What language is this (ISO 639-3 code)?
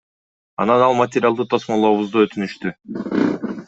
kir